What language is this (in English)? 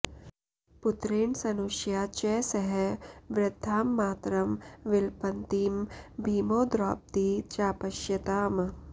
Sanskrit